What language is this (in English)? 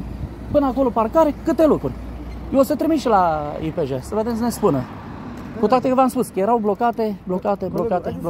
Romanian